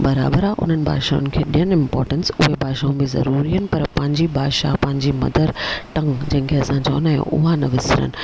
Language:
Sindhi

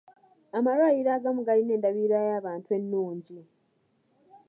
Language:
Ganda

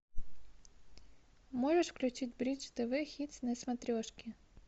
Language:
Russian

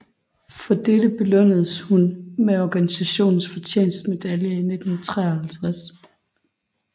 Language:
Danish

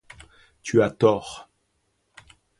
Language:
French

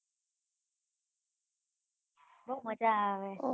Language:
Gujarati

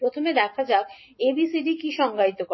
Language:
Bangla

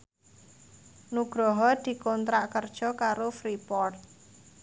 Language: Javanese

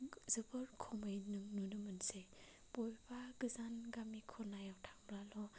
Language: Bodo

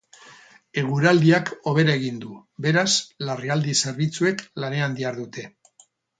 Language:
Basque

